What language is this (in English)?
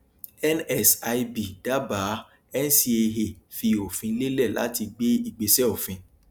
Yoruba